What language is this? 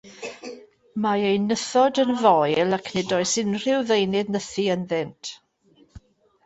Welsh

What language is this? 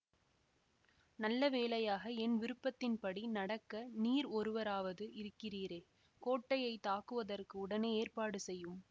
Tamil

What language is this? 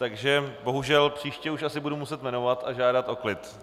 Czech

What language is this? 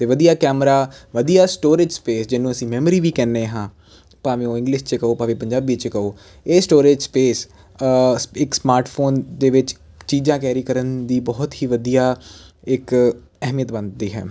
Punjabi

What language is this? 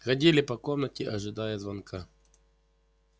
Russian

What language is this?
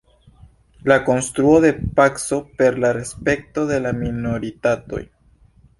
Esperanto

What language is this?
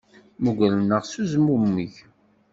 Kabyle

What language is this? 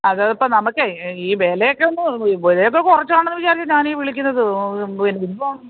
Malayalam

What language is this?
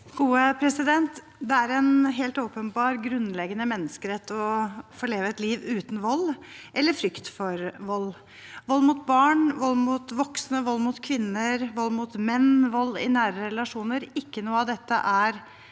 Norwegian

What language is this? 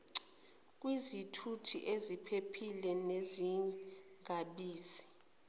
Zulu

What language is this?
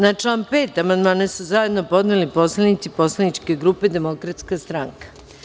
Serbian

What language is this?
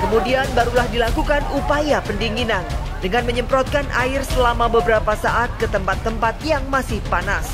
Indonesian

